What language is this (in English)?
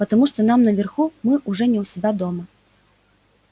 Russian